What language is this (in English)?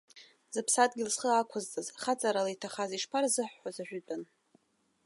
Abkhazian